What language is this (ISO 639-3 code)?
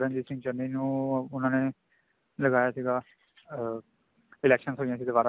pan